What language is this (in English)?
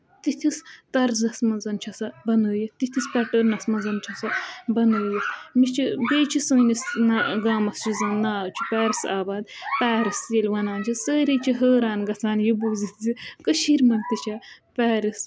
Kashmiri